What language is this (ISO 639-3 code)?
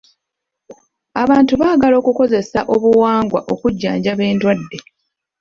lug